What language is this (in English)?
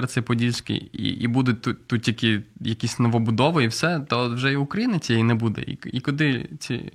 Ukrainian